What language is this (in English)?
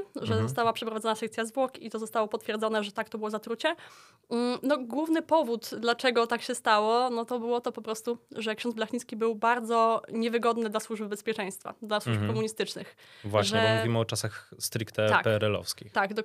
Polish